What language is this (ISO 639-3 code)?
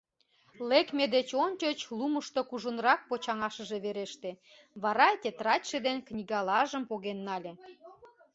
chm